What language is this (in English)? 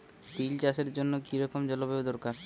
Bangla